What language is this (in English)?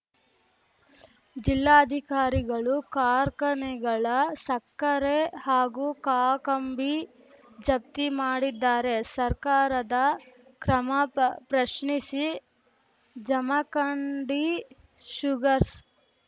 Kannada